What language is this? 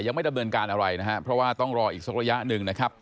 Thai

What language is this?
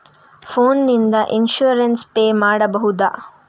Kannada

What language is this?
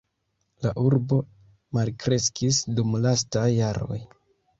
Esperanto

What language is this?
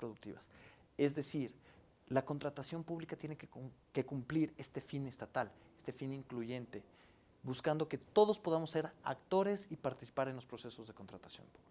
Spanish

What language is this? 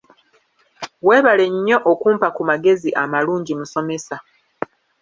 Ganda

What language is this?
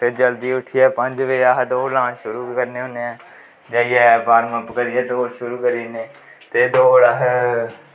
Dogri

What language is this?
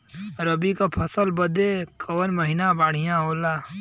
Bhojpuri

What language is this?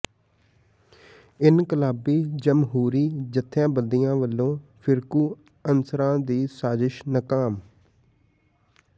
Punjabi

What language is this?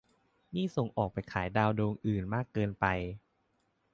Thai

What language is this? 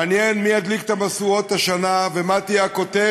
Hebrew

